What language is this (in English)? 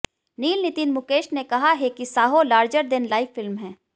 Hindi